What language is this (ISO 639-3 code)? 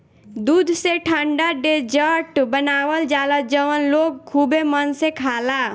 bho